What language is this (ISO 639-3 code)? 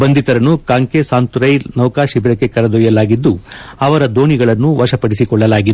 kan